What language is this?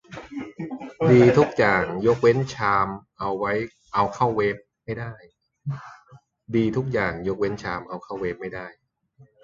Thai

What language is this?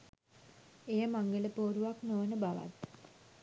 Sinhala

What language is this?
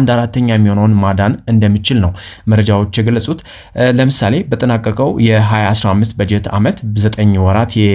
Arabic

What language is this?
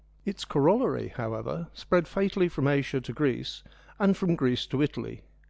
English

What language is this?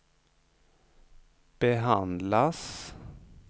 Swedish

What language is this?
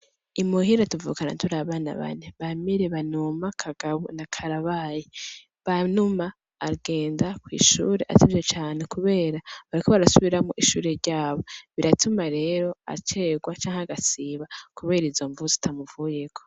Rundi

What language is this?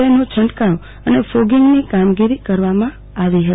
Gujarati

